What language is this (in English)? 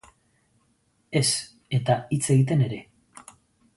Basque